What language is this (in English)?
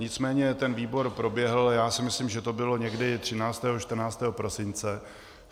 Czech